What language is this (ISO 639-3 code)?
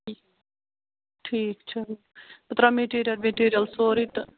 kas